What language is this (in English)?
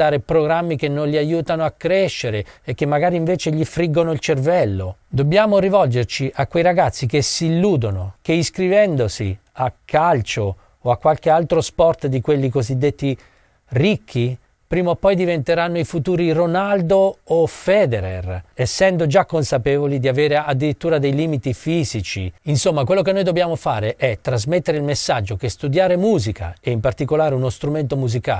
Italian